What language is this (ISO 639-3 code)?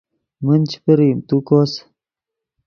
ydg